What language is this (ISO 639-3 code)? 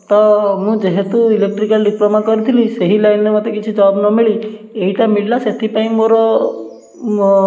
ori